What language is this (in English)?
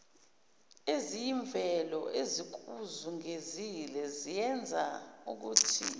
Zulu